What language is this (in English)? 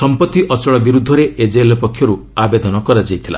Odia